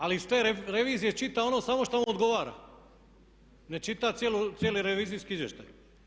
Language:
Croatian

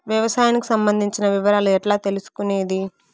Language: Telugu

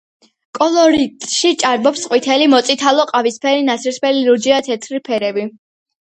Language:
Georgian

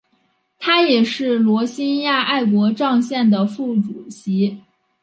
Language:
Chinese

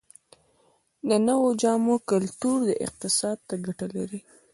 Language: Pashto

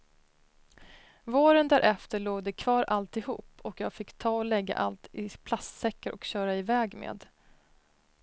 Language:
Swedish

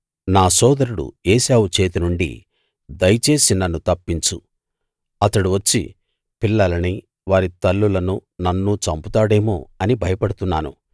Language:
Telugu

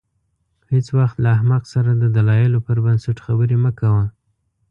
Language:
Pashto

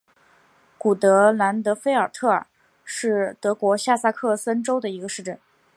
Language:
Chinese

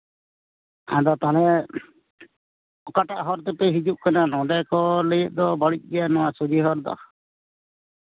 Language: Santali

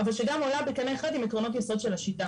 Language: Hebrew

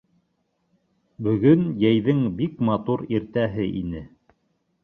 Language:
Bashkir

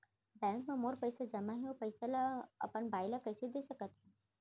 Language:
Chhattisgarhi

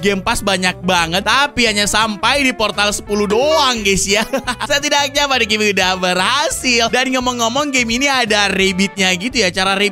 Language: Indonesian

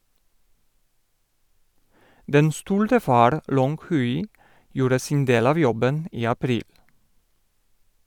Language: Norwegian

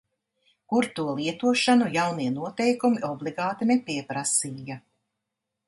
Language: Latvian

